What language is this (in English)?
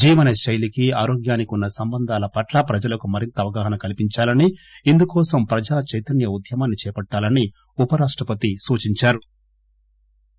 Telugu